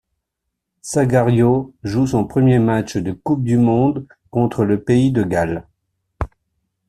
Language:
French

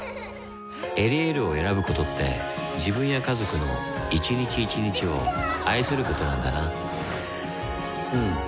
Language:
Japanese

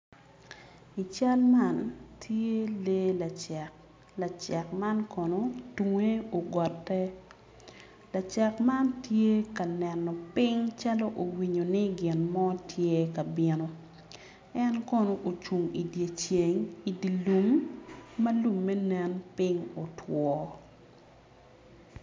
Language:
Acoli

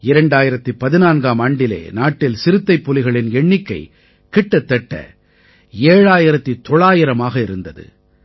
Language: Tamil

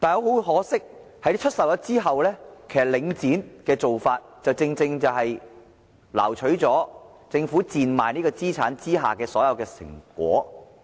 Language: Cantonese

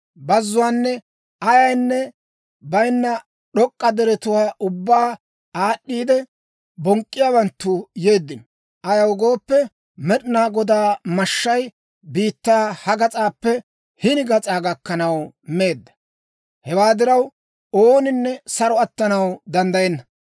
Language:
Dawro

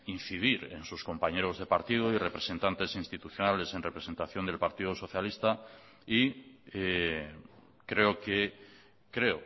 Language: Spanish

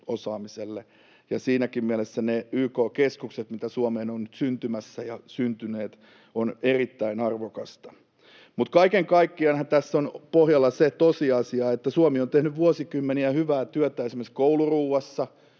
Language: Finnish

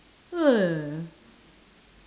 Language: English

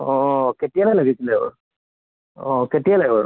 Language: Assamese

